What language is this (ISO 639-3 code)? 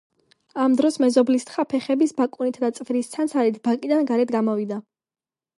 kat